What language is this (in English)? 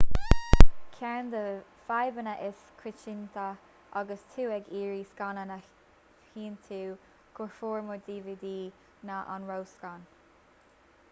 Irish